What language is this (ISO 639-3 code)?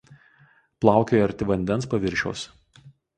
lit